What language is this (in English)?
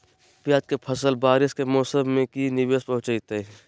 Magahi